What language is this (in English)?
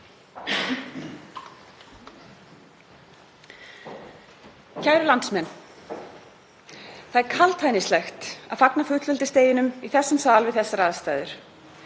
Icelandic